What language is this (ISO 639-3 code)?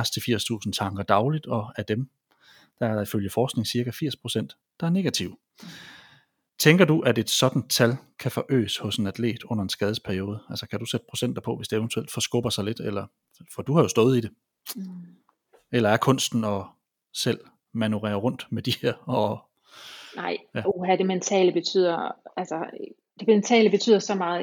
dan